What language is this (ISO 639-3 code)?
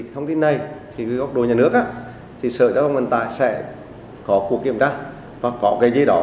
vie